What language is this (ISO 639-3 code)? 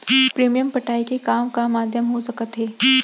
hne